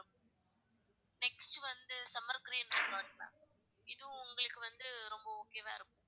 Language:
Tamil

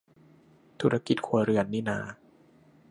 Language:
Thai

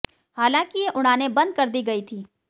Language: Hindi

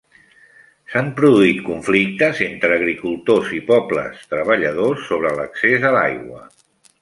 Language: Catalan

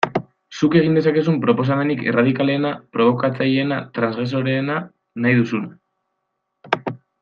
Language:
Basque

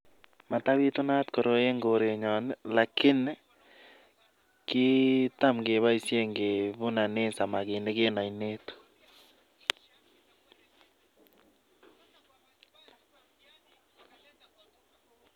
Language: Kalenjin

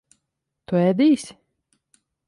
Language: Latvian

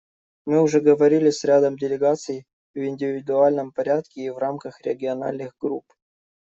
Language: Russian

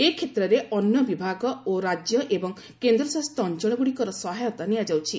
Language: Odia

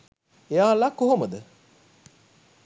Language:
Sinhala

